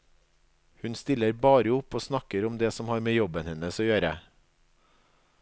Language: Norwegian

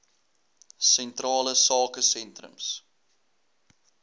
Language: Afrikaans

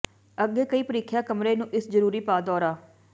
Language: Punjabi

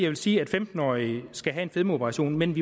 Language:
Danish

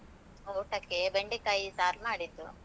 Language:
Kannada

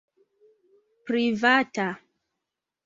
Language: Esperanto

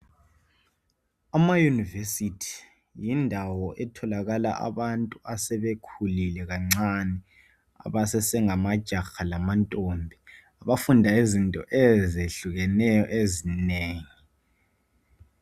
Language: North Ndebele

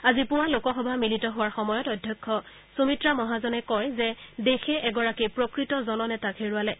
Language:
Assamese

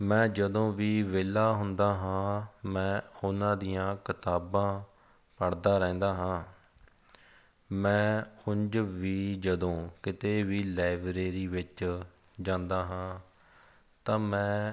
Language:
Punjabi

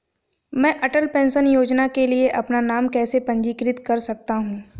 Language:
Hindi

